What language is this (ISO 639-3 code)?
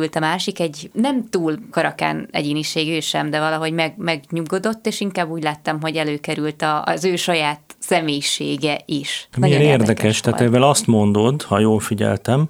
hun